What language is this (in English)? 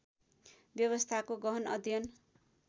Nepali